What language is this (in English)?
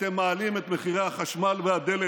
Hebrew